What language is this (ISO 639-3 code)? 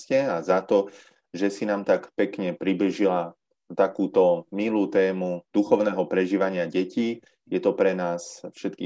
slk